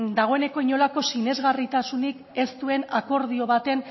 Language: Basque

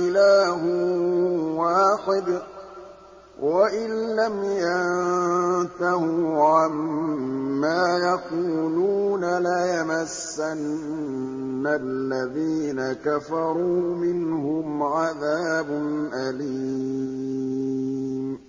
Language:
Arabic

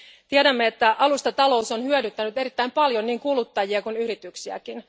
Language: Finnish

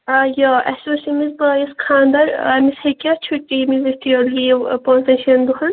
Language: Kashmiri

